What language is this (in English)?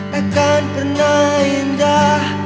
Indonesian